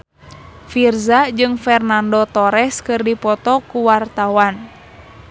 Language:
Sundanese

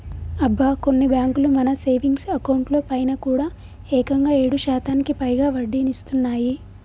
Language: Telugu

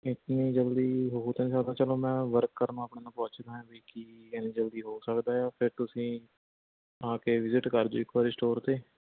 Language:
Punjabi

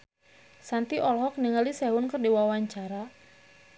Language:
Sundanese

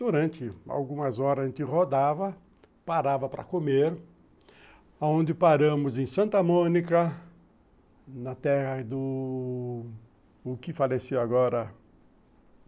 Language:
Portuguese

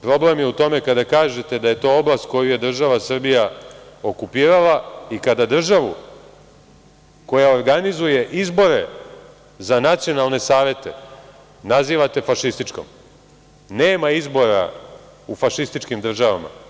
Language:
Serbian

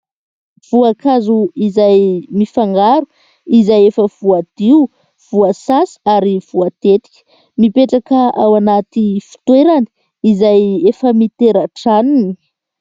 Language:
Malagasy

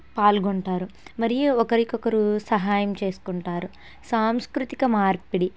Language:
Telugu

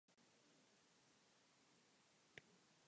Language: Basque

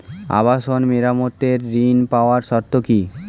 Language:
Bangla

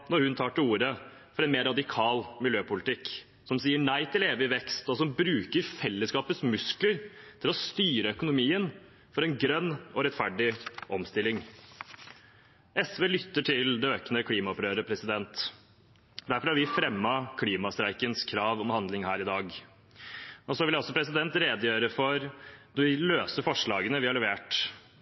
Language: Norwegian Bokmål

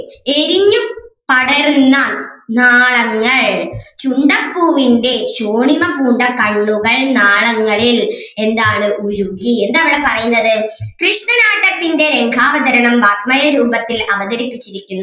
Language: Malayalam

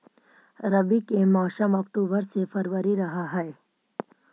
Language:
Magahi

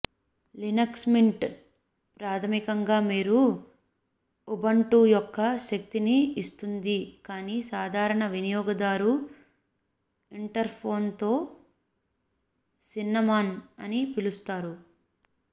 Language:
Telugu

